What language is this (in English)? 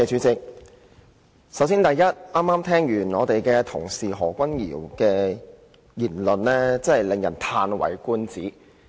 Cantonese